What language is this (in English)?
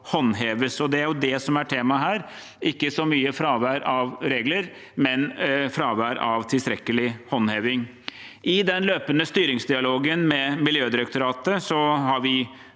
Norwegian